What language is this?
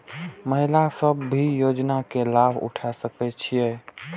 Maithili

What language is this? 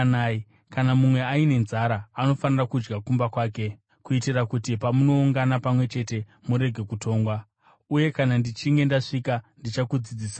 Shona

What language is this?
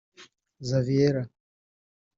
Kinyarwanda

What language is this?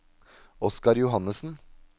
Norwegian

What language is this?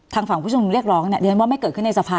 Thai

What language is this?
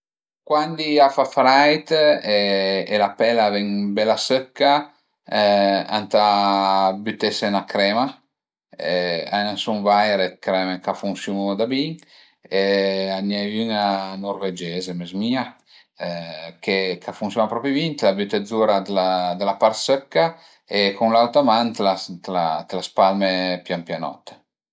Piedmontese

